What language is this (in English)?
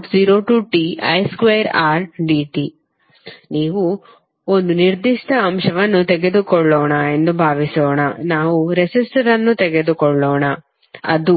Kannada